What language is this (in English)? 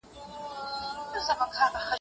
Pashto